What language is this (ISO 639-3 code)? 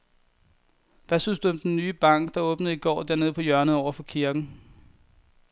dan